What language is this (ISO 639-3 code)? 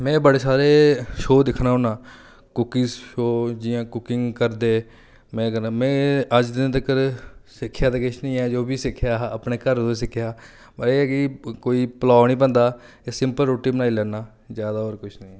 doi